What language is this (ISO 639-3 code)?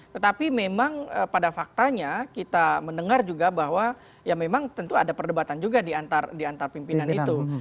ind